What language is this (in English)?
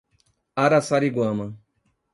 Portuguese